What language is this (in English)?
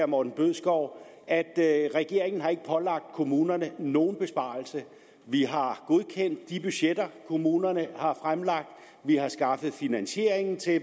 Danish